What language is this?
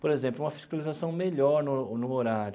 Portuguese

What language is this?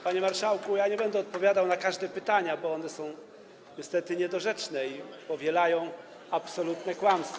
Polish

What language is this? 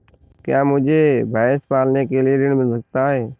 Hindi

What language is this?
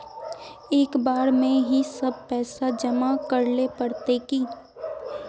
Magahi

